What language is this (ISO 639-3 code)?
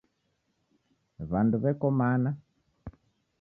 dav